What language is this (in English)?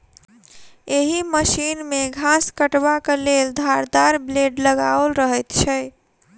Maithili